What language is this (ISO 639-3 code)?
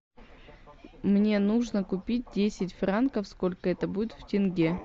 rus